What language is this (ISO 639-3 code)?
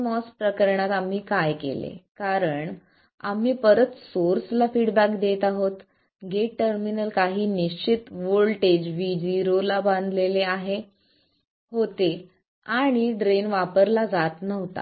mar